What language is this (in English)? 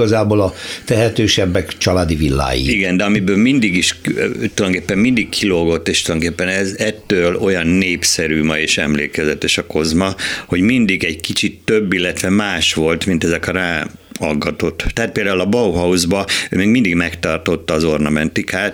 Hungarian